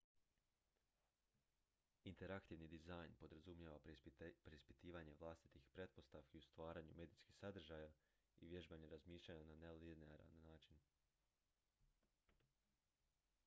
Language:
Croatian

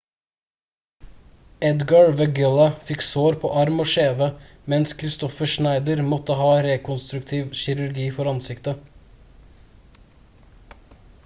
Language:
Norwegian Bokmål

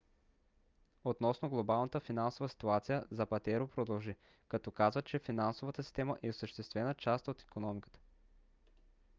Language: Bulgarian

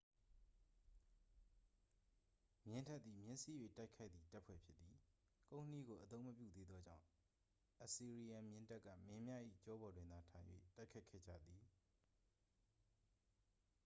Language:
Burmese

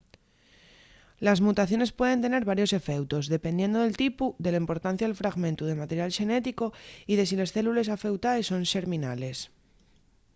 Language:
Asturian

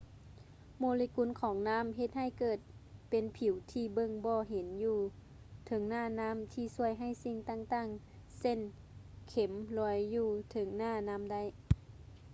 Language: Lao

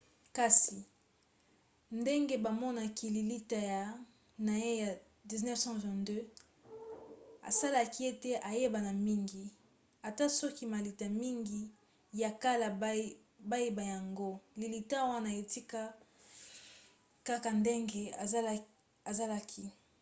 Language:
Lingala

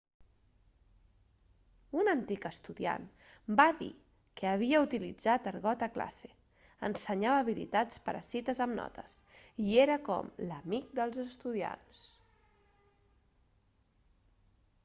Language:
Catalan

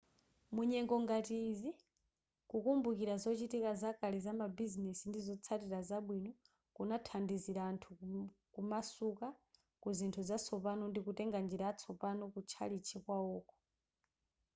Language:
Nyanja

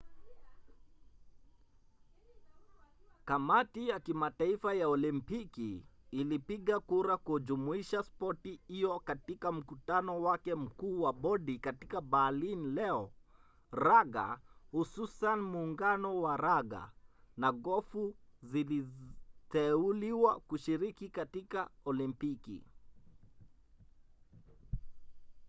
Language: Swahili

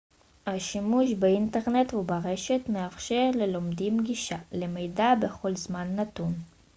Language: Hebrew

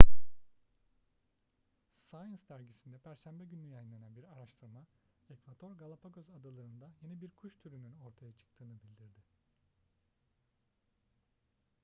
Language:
Turkish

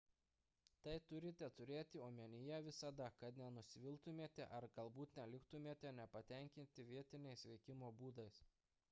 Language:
Lithuanian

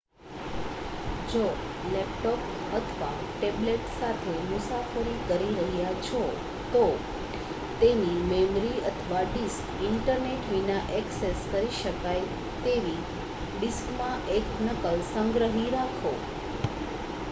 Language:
Gujarati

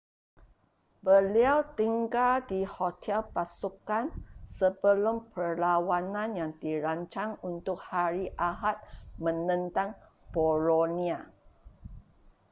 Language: Malay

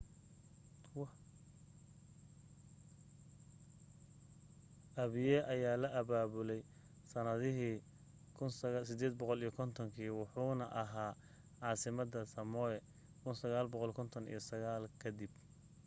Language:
Somali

